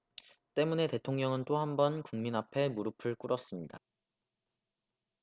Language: Korean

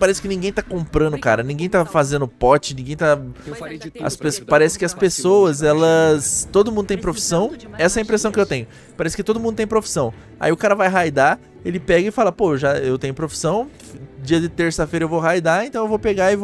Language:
Portuguese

